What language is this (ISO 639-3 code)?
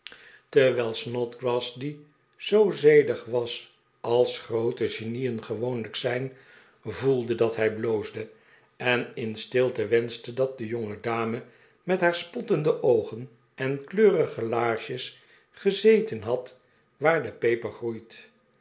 nld